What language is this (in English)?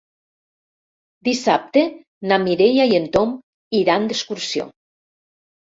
Catalan